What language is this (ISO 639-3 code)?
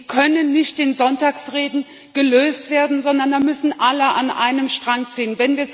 deu